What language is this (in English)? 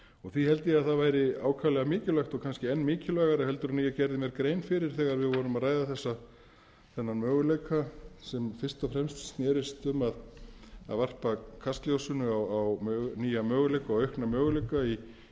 Icelandic